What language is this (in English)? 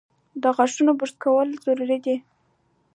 Pashto